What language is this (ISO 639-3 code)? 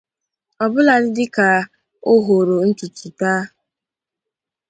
ibo